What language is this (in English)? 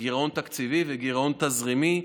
Hebrew